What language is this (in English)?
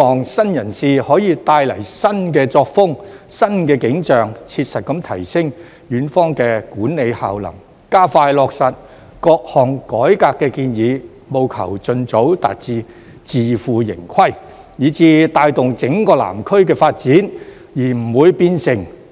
Cantonese